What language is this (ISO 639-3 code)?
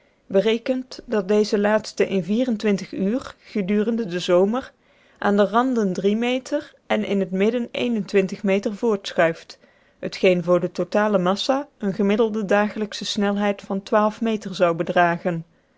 nld